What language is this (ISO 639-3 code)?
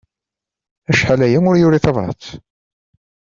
kab